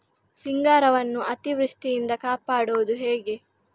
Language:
Kannada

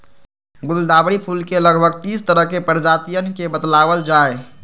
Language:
Magahi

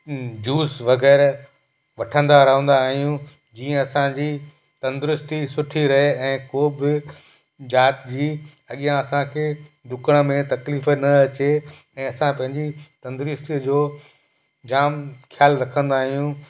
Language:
Sindhi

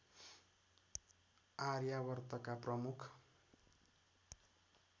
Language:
Nepali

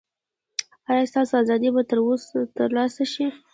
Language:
Pashto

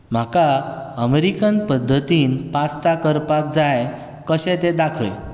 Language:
Konkani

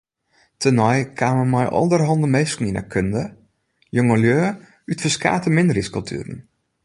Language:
Western Frisian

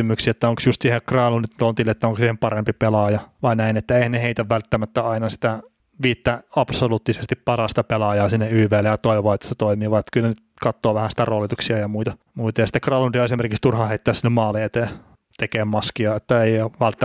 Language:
Finnish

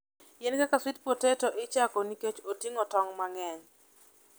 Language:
Luo (Kenya and Tanzania)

